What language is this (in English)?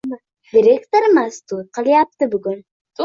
Uzbek